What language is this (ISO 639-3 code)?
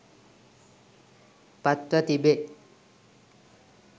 sin